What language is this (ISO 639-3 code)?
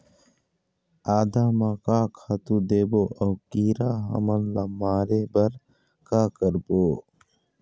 hne